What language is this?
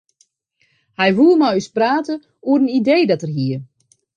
Western Frisian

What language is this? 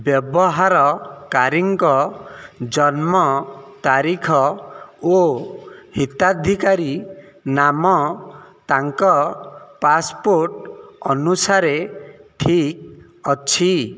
Odia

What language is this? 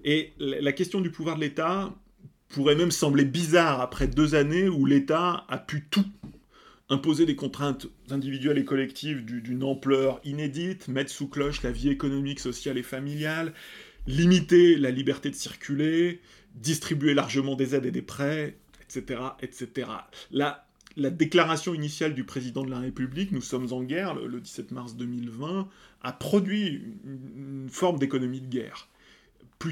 French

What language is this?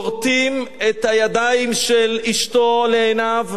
Hebrew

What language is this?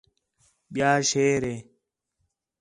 Khetrani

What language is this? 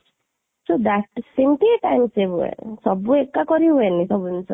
Odia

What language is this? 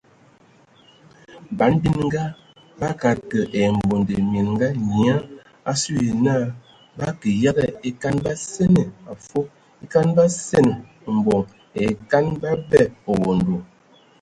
Ewondo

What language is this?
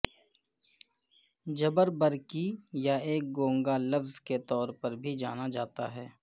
Urdu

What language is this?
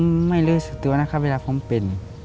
Thai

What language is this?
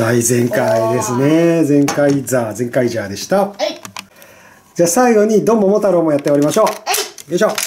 Japanese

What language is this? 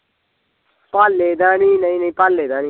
Punjabi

